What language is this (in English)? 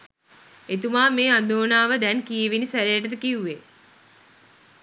Sinhala